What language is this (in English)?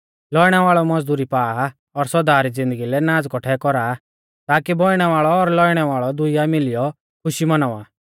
Mahasu Pahari